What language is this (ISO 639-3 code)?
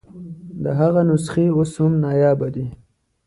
pus